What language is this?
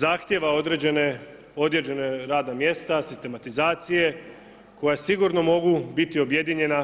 Croatian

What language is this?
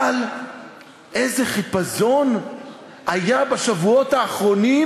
Hebrew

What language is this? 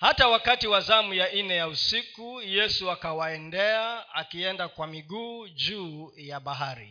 Swahili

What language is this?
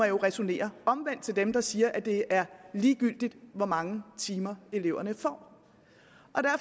Danish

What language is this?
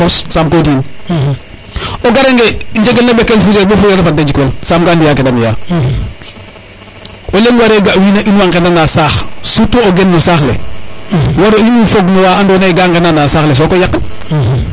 Serer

